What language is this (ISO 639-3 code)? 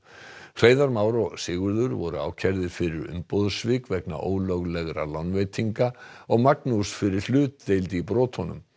isl